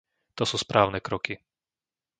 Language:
Slovak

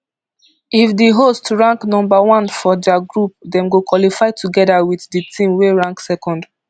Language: Nigerian Pidgin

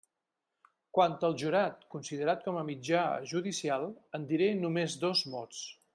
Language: Catalan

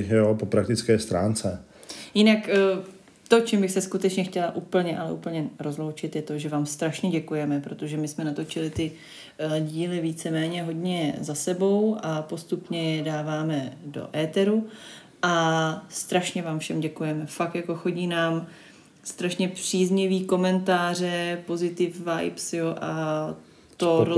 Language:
Czech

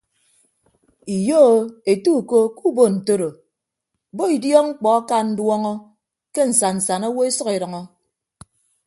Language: Ibibio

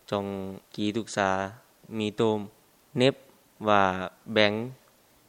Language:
Vietnamese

